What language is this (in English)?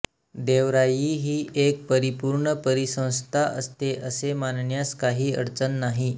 Marathi